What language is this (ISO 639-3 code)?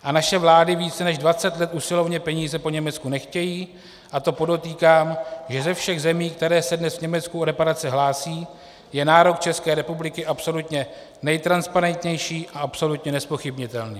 ces